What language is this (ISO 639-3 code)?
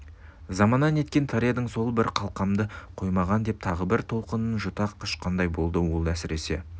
kaz